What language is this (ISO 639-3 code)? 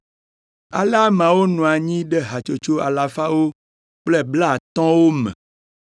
ewe